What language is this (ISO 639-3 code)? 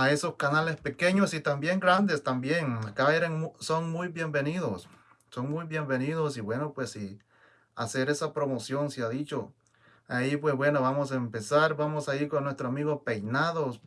spa